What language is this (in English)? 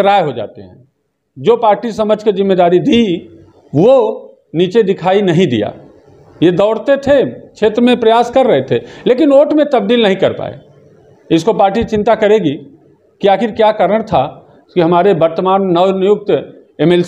Hindi